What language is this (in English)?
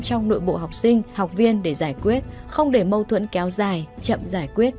Vietnamese